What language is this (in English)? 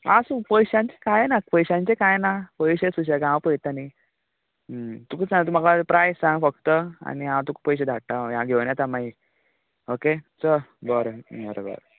Konkani